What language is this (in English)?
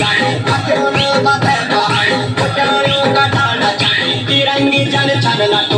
Indonesian